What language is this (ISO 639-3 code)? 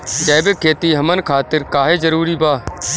bho